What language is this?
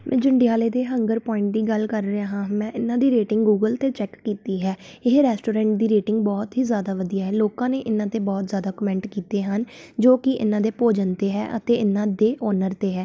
Punjabi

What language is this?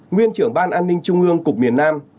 Vietnamese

